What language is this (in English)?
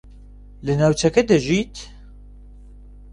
Central Kurdish